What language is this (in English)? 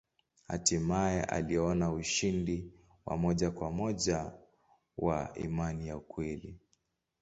Swahili